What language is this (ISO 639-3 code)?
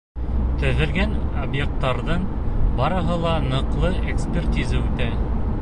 bak